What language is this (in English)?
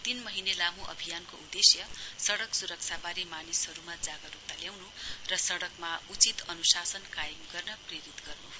Nepali